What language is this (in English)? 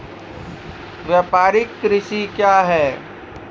Maithili